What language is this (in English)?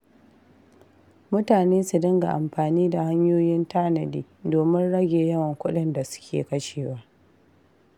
Hausa